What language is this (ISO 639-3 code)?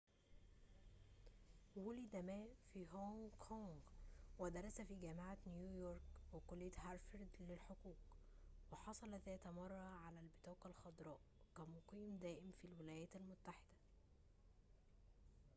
ara